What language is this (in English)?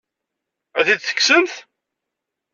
Kabyle